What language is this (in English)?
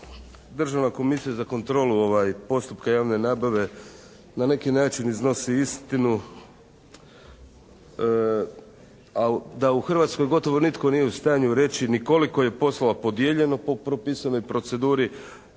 Croatian